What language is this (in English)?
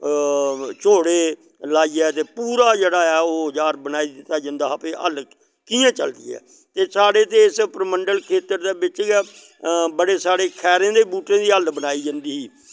Dogri